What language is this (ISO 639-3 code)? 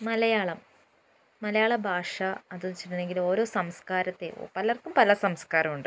mal